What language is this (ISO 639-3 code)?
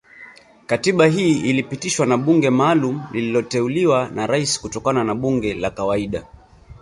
swa